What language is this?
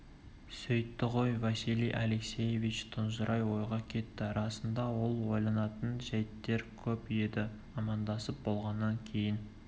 Kazakh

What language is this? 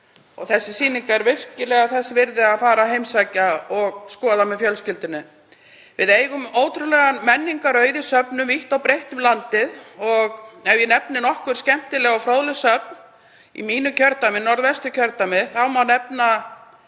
Icelandic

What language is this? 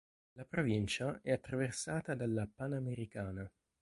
Italian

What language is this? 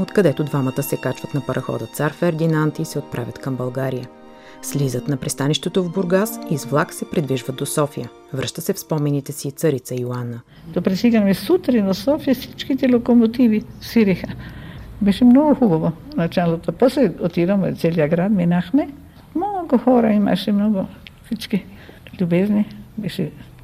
Bulgarian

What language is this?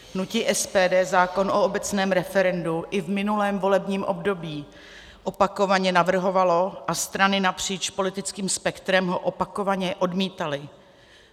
Czech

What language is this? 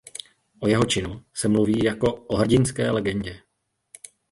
Czech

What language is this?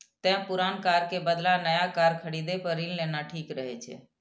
Maithili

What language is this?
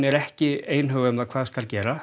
Icelandic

